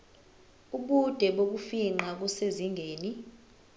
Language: Zulu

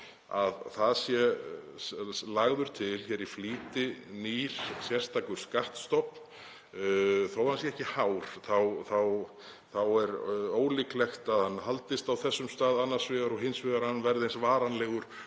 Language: Icelandic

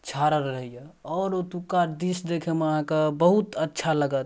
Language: Maithili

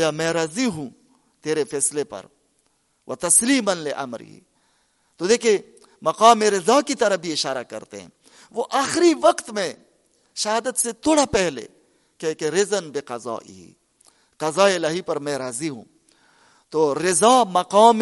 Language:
Urdu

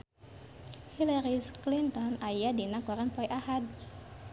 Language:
Sundanese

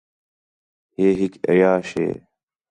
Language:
Khetrani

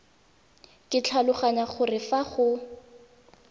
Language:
Tswana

